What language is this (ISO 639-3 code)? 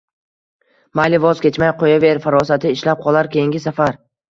uzb